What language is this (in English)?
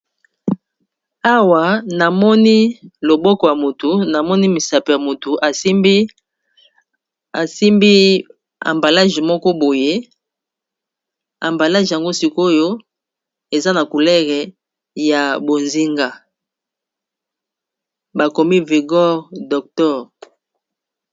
Lingala